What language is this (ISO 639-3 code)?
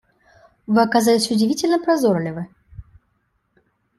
rus